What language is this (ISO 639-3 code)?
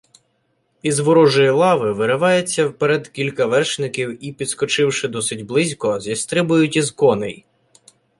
ukr